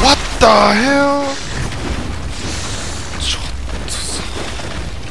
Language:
Japanese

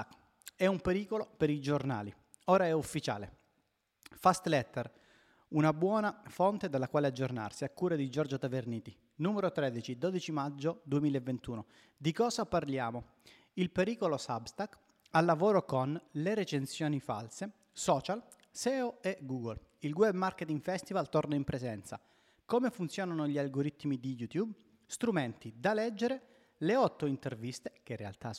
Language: Italian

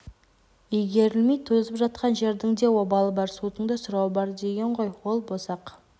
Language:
Kazakh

